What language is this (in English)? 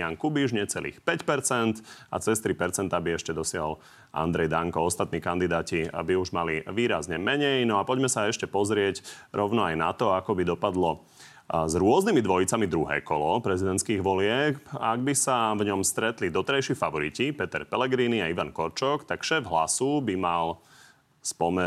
Slovak